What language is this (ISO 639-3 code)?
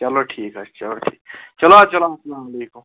kas